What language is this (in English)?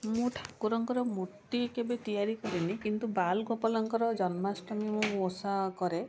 Odia